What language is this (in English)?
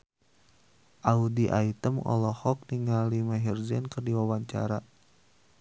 Sundanese